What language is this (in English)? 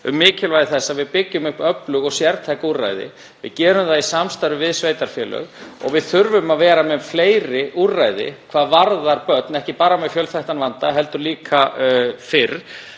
Icelandic